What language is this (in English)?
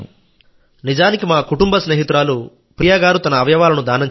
Telugu